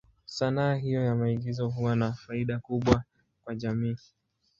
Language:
Swahili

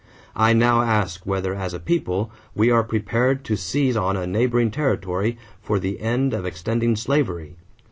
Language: English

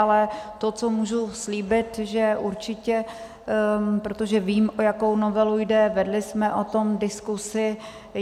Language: Czech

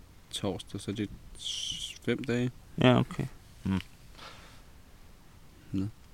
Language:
Danish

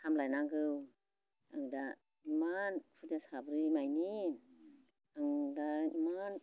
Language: Bodo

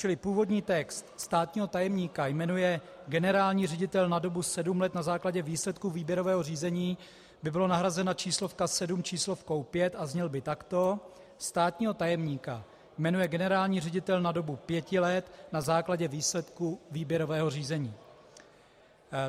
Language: Czech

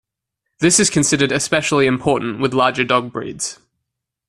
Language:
English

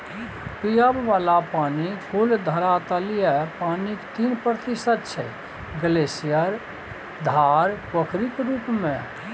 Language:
Maithili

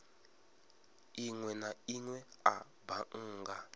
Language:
Venda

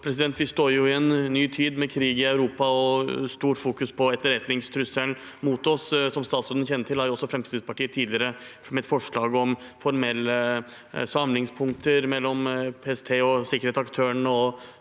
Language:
Norwegian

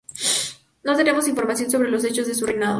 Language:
Spanish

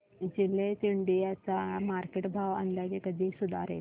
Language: Marathi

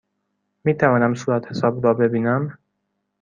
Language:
Persian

